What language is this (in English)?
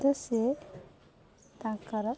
Odia